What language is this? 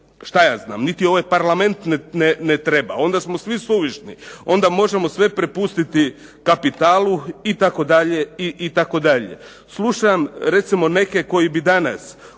Croatian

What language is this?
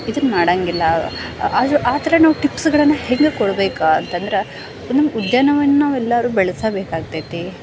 Kannada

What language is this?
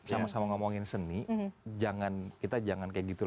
Indonesian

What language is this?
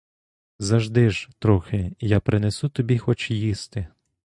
Ukrainian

